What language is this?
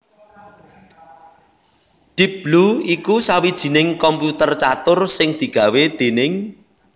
Javanese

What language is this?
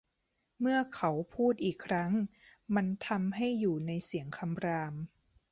Thai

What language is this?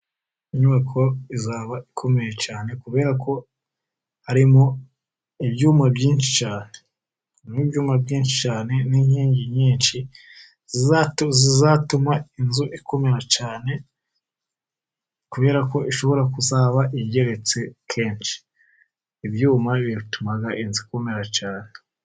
Kinyarwanda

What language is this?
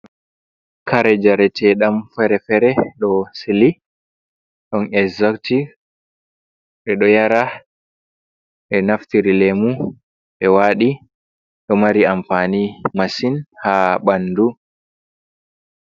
Fula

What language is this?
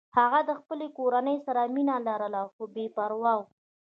Pashto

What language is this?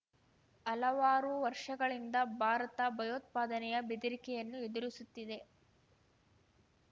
Kannada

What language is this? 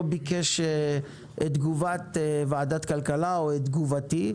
Hebrew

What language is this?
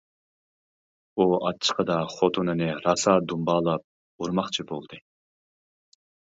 Uyghur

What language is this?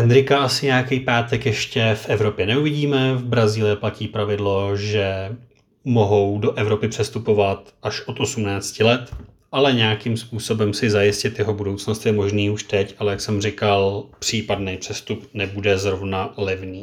Czech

